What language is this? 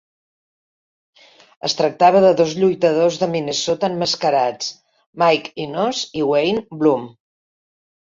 Catalan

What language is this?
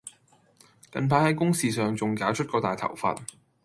Cantonese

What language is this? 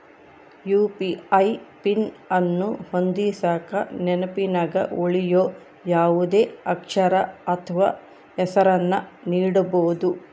Kannada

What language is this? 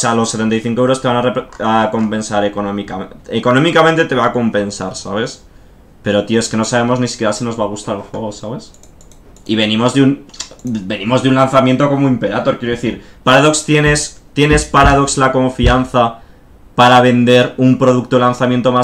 Spanish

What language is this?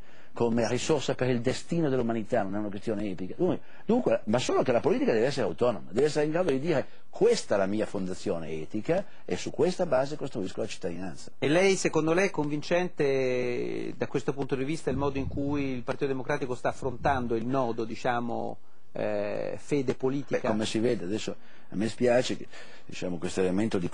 Italian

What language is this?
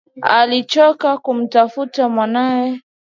Swahili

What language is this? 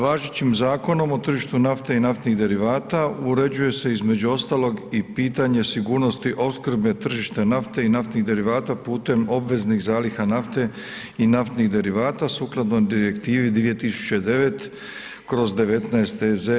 Croatian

